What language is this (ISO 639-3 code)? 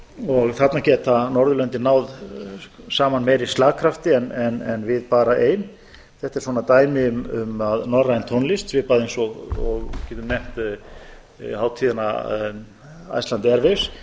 isl